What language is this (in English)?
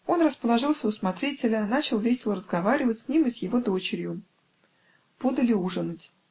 Russian